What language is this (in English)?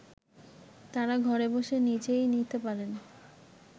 Bangla